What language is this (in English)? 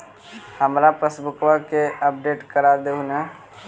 Magahi